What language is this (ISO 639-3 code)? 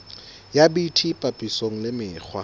sot